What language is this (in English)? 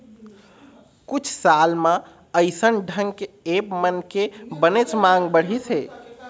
Chhattisgarhi